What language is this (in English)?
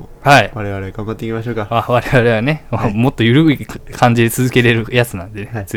Japanese